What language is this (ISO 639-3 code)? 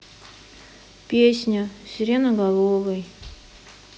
rus